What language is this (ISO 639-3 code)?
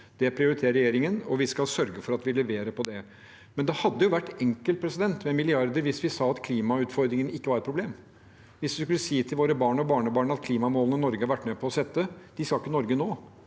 nor